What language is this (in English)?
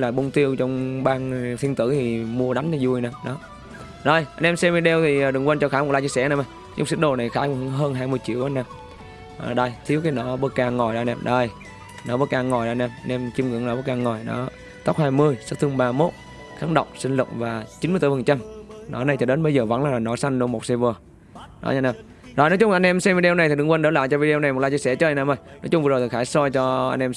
Vietnamese